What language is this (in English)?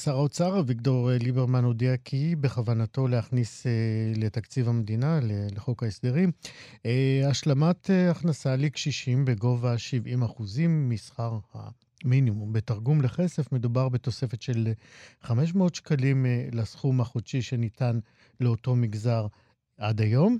Hebrew